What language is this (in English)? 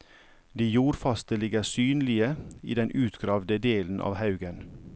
Norwegian